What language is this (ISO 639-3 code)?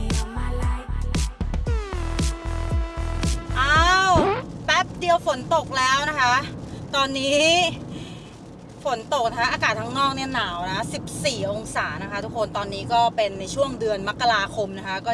tha